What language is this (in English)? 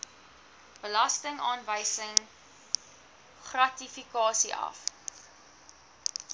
Afrikaans